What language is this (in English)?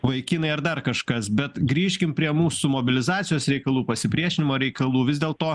Lithuanian